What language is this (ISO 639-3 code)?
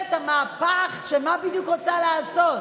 heb